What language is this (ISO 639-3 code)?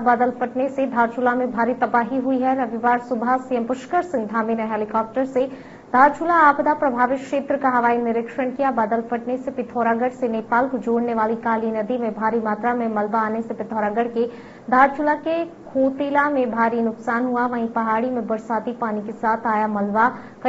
hin